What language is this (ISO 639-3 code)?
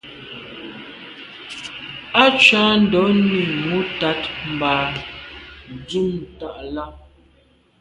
byv